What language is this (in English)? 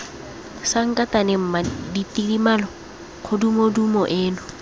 Tswana